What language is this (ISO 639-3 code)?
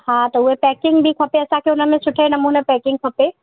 snd